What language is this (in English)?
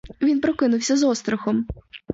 Ukrainian